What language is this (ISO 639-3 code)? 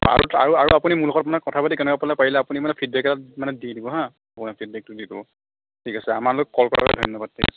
asm